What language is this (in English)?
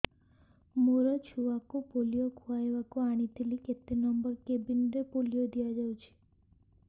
Odia